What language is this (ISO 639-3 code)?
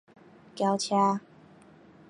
nan